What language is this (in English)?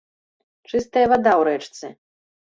Belarusian